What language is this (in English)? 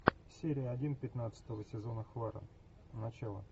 Russian